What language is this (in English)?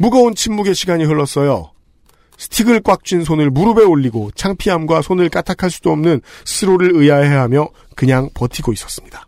Korean